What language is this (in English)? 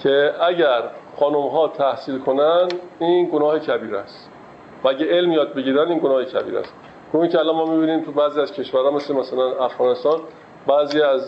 Persian